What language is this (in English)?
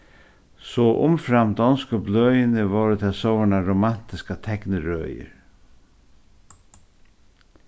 Faroese